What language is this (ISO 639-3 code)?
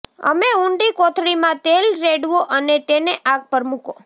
guj